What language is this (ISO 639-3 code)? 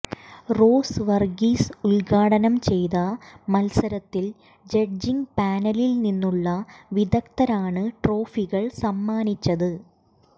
mal